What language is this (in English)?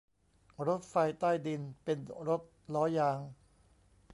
Thai